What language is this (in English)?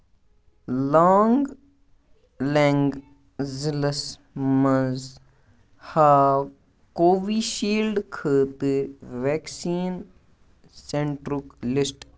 Kashmiri